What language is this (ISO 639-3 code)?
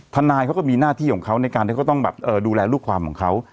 tha